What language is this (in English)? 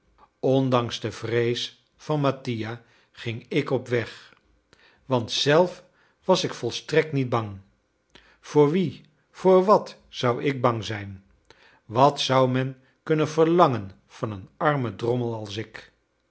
Dutch